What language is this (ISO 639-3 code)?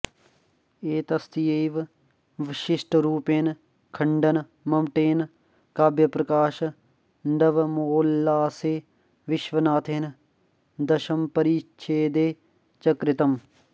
san